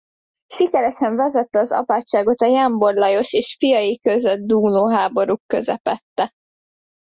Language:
Hungarian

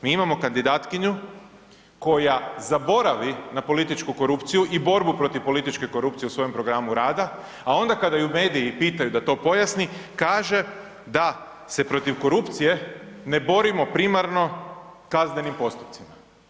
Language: Croatian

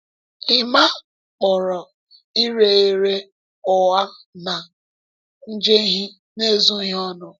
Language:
Igbo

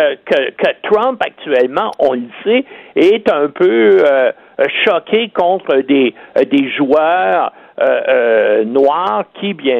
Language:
French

